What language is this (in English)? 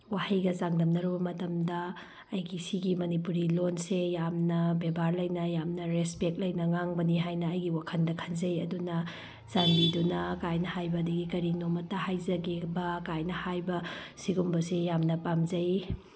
Manipuri